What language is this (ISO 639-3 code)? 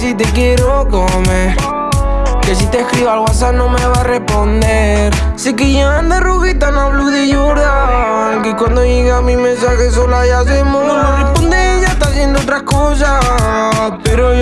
spa